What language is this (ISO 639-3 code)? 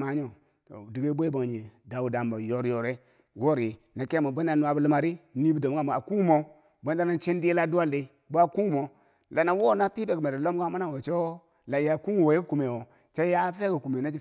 bsj